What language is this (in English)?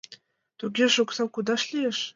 Mari